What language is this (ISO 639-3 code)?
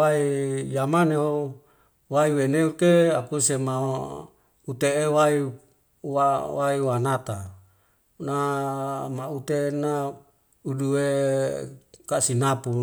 weo